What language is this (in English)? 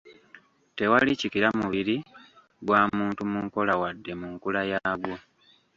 Ganda